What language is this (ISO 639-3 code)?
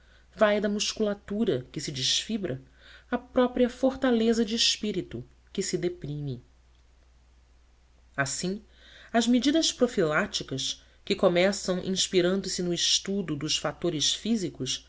por